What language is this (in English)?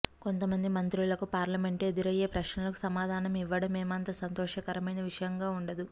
Telugu